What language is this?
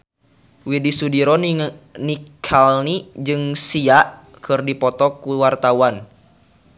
Sundanese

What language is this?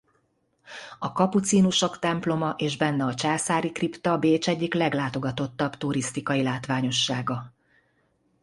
Hungarian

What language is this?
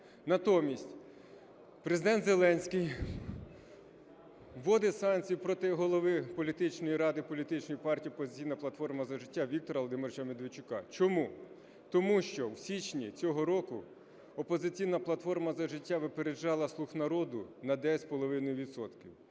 Ukrainian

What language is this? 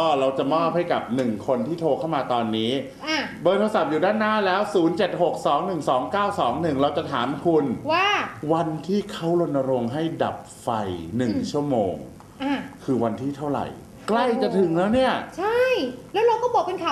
Thai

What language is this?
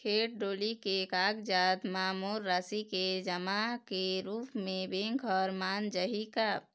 Chhattisgarhi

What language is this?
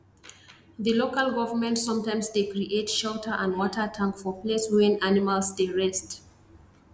Nigerian Pidgin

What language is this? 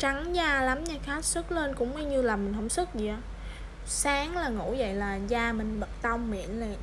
Vietnamese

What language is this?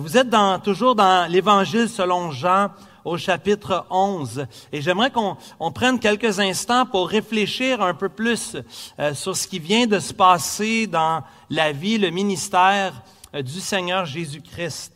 French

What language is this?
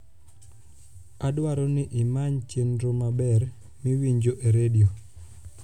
Luo (Kenya and Tanzania)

